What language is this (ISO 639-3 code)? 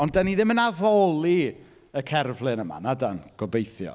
cym